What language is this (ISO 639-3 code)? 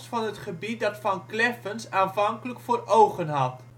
nld